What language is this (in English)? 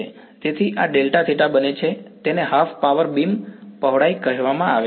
Gujarati